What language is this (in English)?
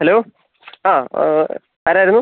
Malayalam